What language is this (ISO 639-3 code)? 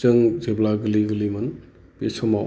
brx